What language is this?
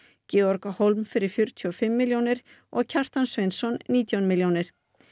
Icelandic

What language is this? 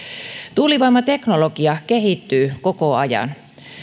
Finnish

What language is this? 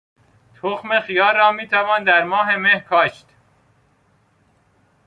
Persian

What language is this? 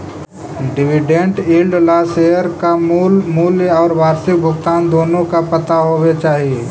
Magahi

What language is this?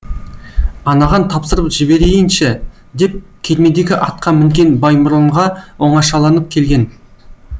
Kazakh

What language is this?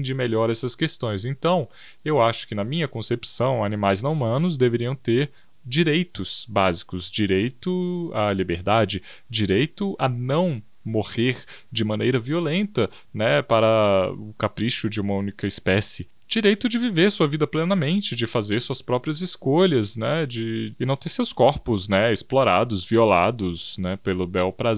Portuguese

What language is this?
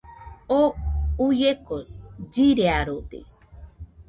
Nüpode Huitoto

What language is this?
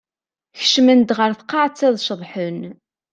Kabyle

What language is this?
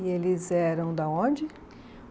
Portuguese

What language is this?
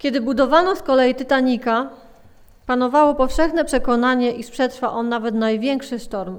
Polish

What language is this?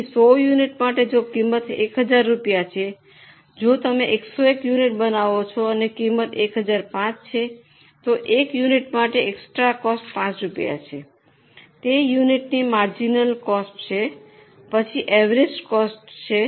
Gujarati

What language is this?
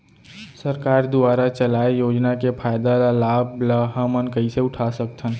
Chhattisgarhi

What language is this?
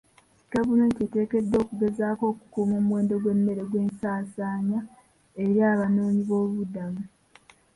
Ganda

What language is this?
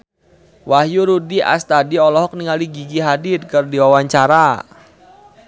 Sundanese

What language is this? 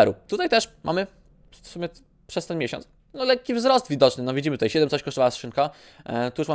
Polish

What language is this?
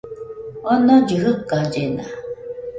Nüpode Huitoto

